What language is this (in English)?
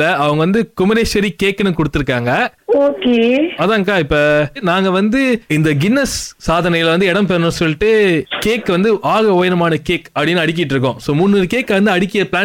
Tamil